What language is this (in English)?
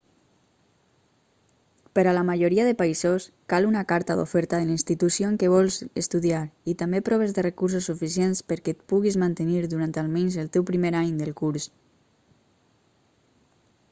Catalan